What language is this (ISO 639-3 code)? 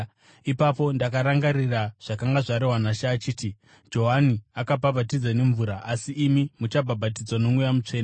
sna